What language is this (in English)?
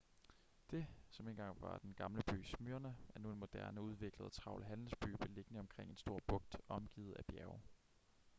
Danish